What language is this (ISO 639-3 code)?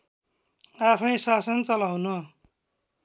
nep